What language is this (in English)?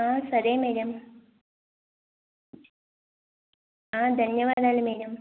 Telugu